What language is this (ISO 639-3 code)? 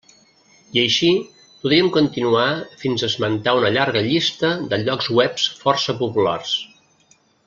cat